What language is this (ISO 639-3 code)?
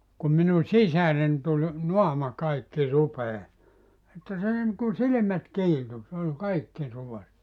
fin